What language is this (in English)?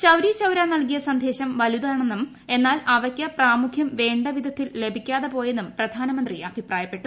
Malayalam